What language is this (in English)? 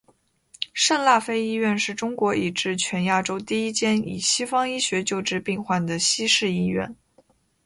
Chinese